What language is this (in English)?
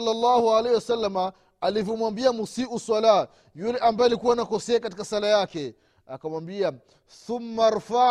Swahili